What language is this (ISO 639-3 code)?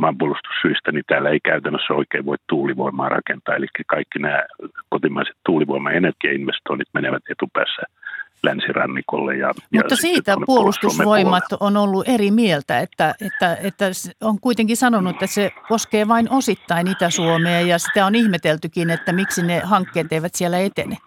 fin